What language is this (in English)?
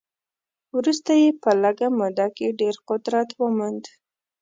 Pashto